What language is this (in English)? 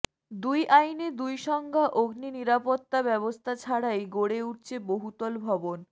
Bangla